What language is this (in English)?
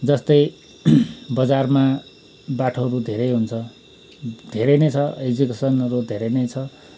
Nepali